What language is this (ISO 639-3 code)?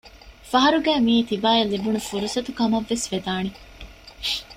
div